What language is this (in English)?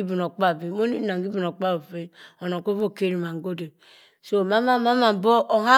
Cross River Mbembe